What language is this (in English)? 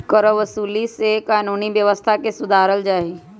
Magahi